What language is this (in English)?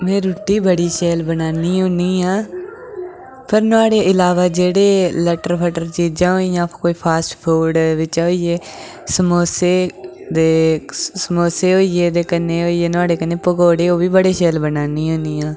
Dogri